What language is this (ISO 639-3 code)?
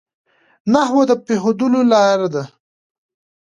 pus